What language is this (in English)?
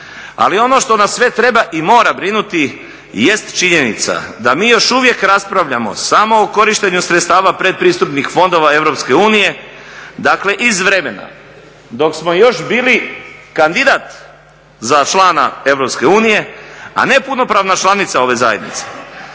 Croatian